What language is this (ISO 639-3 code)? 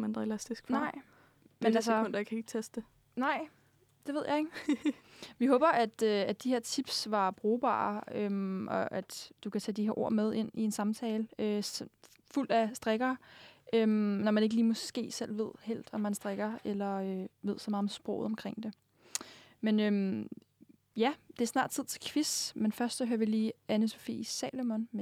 dan